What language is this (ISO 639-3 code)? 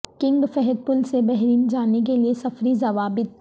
urd